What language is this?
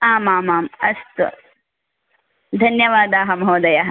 Sanskrit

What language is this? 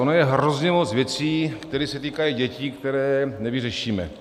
Czech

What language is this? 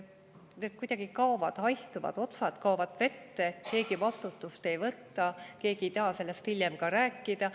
Estonian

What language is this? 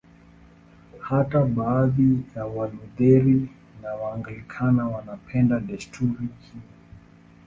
Swahili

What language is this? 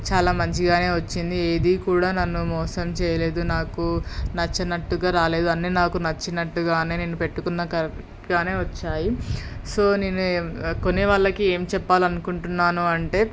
Telugu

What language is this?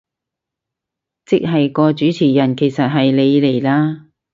Cantonese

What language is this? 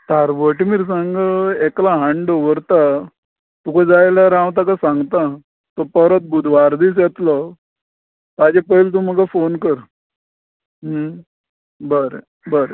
Konkani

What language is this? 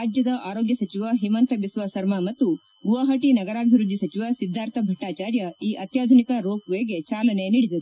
Kannada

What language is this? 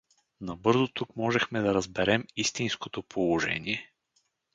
Bulgarian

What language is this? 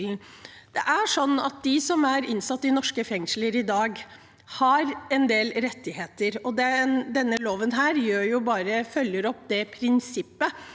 Norwegian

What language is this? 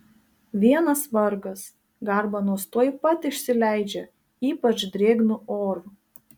Lithuanian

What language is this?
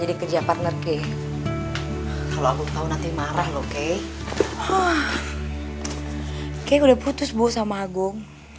Indonesian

